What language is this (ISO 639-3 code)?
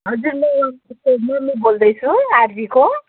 nep